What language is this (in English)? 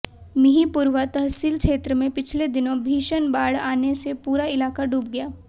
Hindi